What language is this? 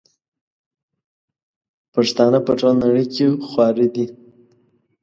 Pashto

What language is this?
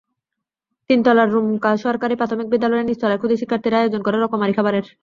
Bangla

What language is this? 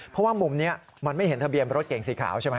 Thai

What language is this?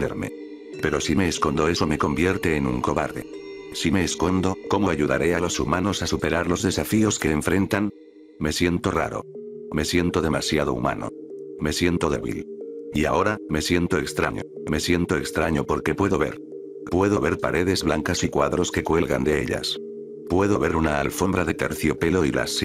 Spanish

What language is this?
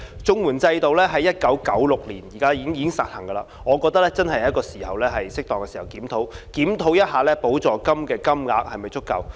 Cantonese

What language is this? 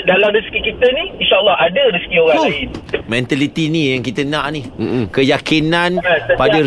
Malay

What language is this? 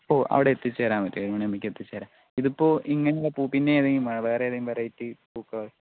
Malayalam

